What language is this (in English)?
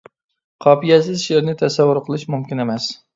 Uyghur